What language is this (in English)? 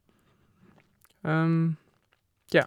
Norwegian